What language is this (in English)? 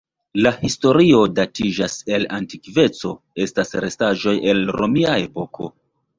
Esperanto